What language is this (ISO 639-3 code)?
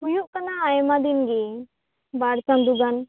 sat